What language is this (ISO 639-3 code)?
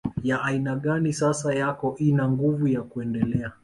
swa